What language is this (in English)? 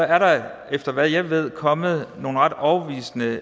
Danish